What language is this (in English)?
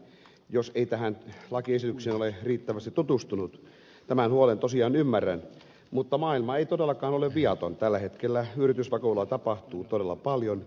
Finnish